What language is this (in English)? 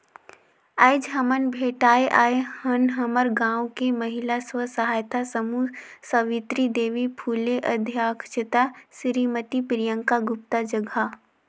Chhattisgarhi